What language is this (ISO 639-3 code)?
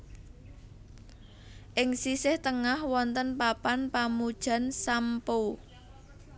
jav